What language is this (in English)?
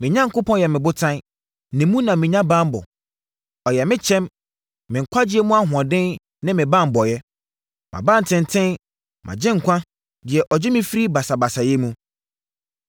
Akan